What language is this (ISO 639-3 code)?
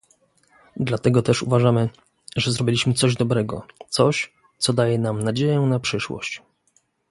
pol